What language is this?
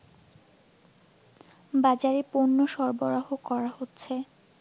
Bangla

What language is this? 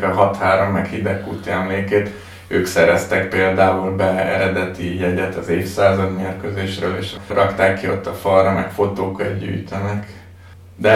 Hungarian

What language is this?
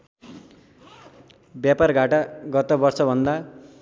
Nepali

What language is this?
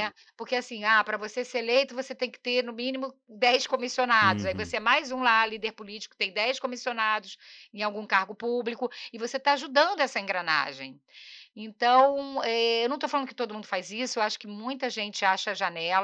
Portuguese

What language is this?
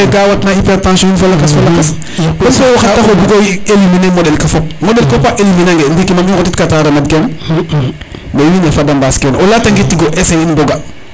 Serer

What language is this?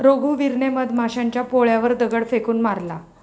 Marathi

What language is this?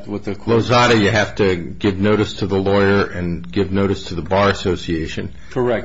English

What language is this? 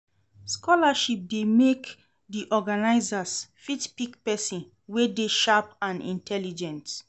Nigerian Pidgin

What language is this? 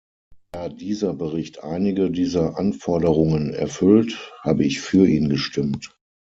German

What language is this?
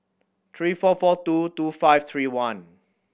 English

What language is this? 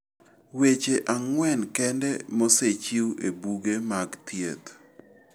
Luo (Kenya and Tanzania)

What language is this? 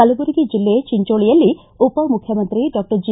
Kannada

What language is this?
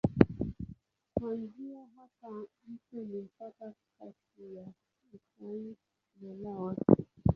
Swahili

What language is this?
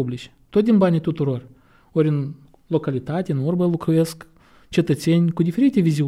Romanian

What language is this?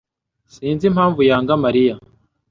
Kinyarwanda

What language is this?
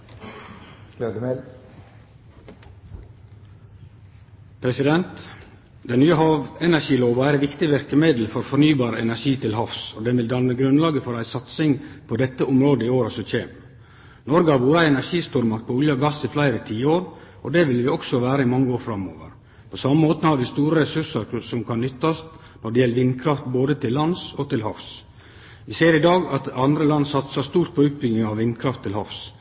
Norwegian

